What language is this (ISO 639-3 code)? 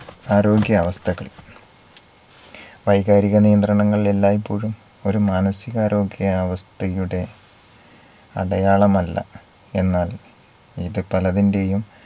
mal